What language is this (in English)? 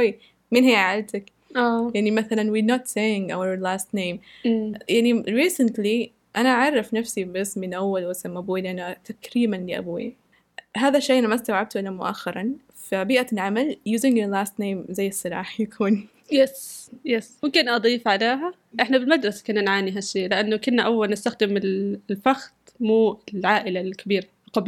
Arabic